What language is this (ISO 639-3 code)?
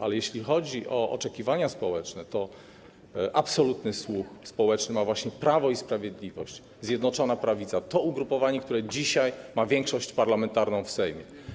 pol